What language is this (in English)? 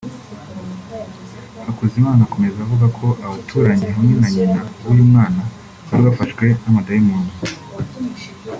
Kinyarwanda